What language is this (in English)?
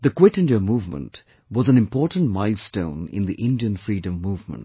English